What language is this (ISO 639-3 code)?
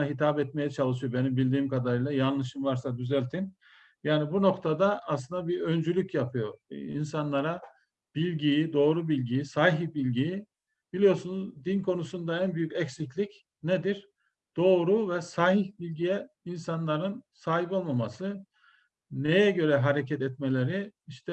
tur